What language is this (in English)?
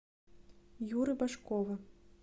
Russian